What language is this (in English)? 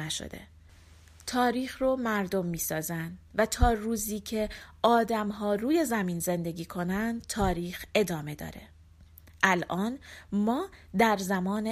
Persian